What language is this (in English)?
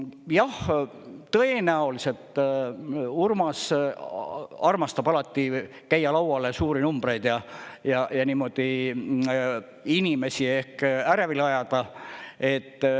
Estonian